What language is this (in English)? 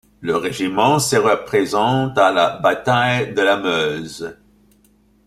French